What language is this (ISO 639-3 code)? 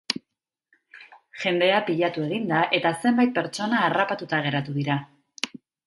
eus